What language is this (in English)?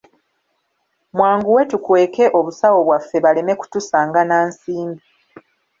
Ganda